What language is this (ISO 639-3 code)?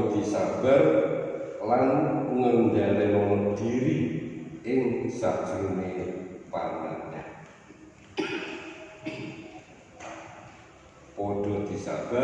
ind